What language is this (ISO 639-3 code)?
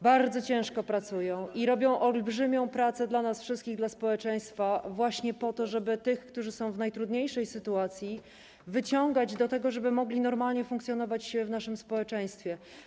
pol